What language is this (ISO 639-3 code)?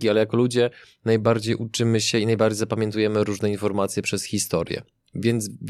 pol